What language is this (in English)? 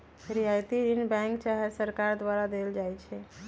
Magahi